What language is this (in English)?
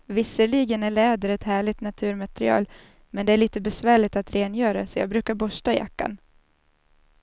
Swedish